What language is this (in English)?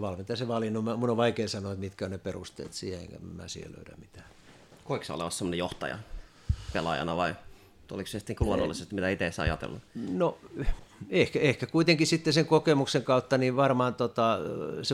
Finnish